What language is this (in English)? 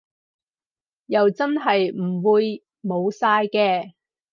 Cantonese